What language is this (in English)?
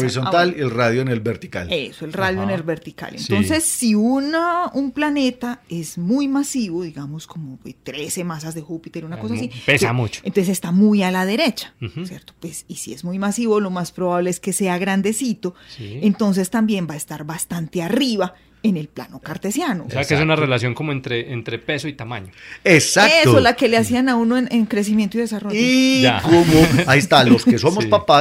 Spanish